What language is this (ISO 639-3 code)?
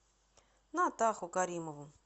rus